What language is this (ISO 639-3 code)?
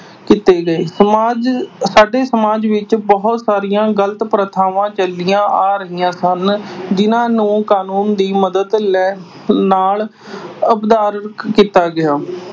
pan